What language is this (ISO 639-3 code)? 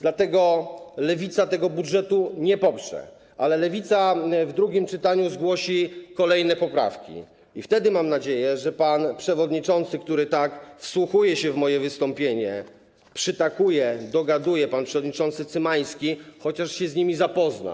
pol